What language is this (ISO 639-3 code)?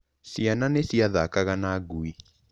kik